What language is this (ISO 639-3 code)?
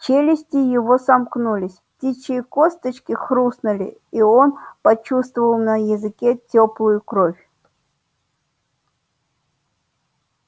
rus